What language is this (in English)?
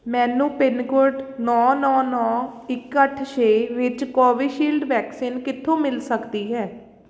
Punjabi